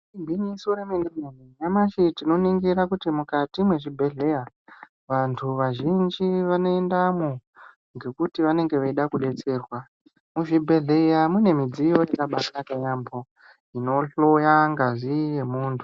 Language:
Ndau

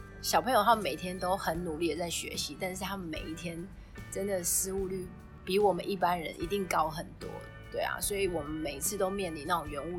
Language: Chinese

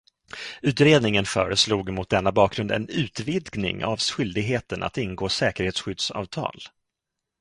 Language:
Swedish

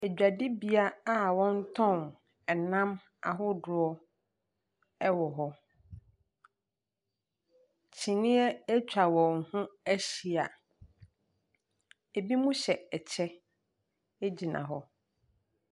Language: Akan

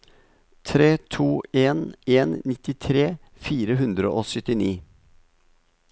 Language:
Norwegian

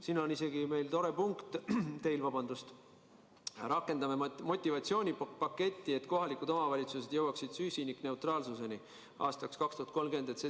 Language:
Estonian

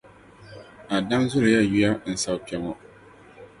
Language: Dagbani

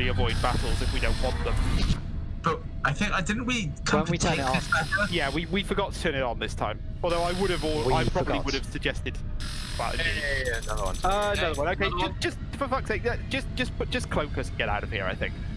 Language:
English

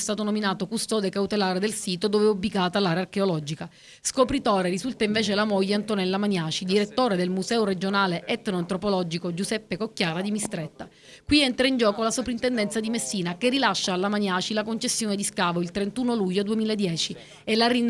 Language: Italian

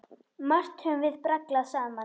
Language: Icelandic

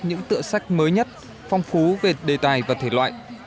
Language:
Vietnamese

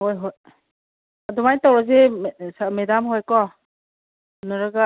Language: Manipuri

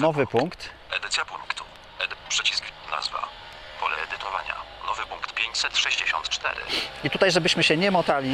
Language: Polish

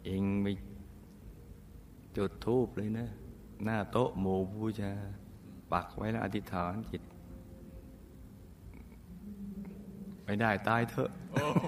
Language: Thai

